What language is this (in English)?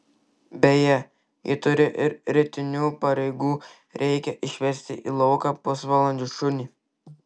Lithuanian